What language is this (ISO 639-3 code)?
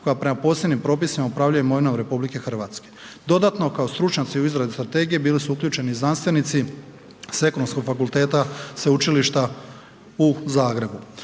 hrv